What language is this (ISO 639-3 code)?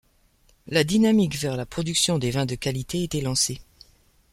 fra